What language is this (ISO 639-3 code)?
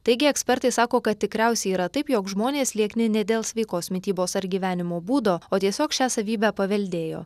lit